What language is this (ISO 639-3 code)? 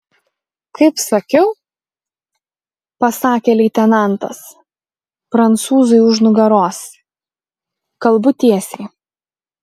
lit